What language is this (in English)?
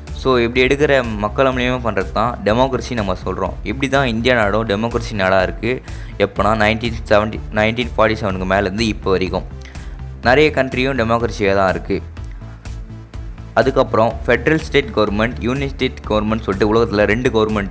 Indonesian